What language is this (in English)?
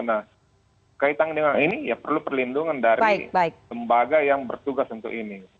Indonesian